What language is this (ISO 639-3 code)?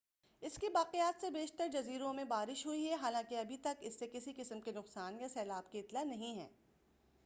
urd